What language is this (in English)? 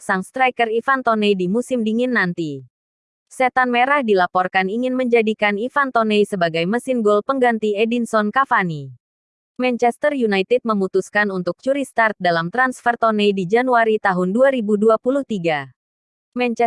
Indonesian